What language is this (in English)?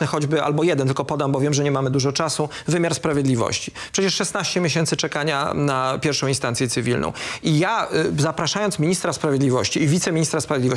Polish